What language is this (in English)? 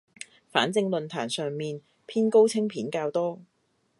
Cantonese